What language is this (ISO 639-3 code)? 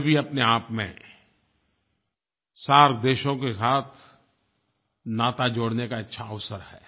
hin